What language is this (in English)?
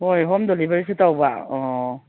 Manipuri